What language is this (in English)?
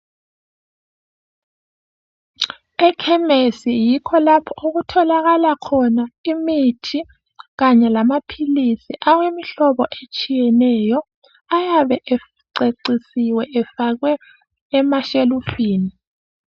North Ndebele